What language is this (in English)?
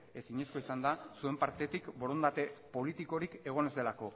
Basque